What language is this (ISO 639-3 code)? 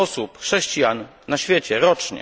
pol